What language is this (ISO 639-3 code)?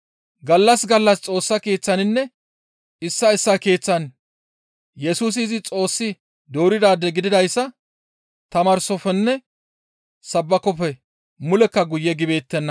gmv